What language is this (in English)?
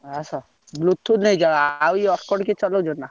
Odia